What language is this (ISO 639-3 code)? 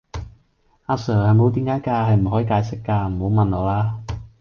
yue